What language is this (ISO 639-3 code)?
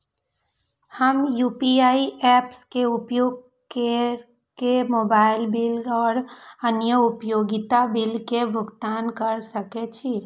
mai